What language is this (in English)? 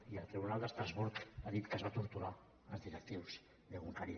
Catalan